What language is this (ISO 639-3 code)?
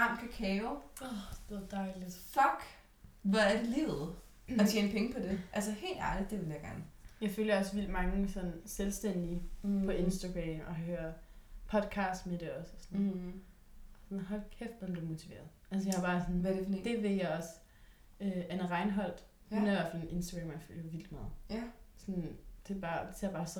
dan